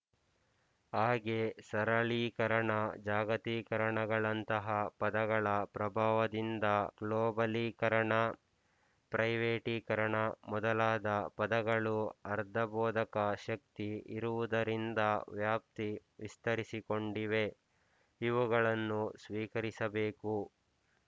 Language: Kannada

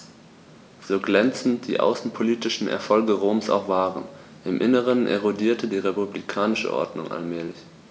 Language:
German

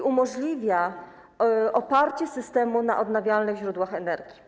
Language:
Polish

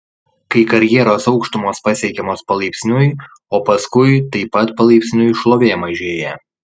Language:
Lithuanian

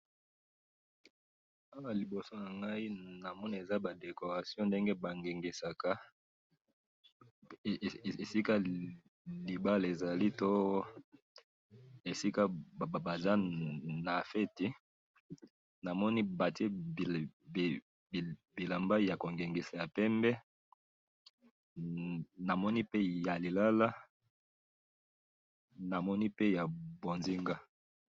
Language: Lingala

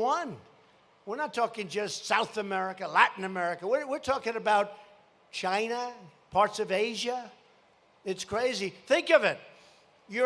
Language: English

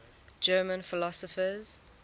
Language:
English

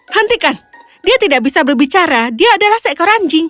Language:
Indonesian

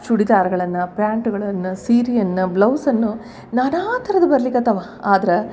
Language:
Kannada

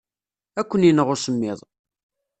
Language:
Kabyle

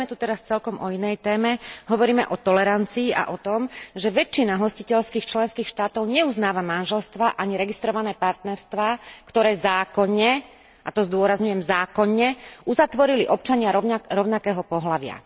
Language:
Slovak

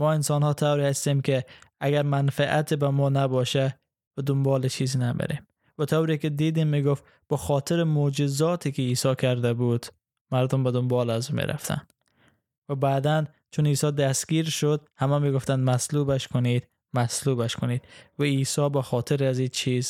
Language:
Persian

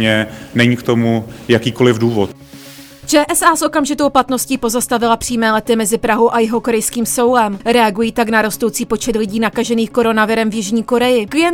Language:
Czech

